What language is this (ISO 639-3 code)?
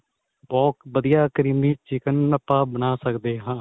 pan